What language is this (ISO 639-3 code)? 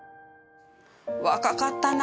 jpn